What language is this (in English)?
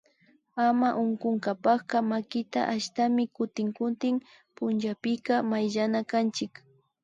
Imbabura Highland Quichua